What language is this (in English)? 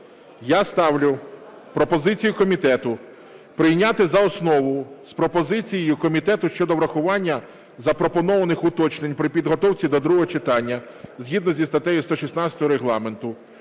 Ukrainian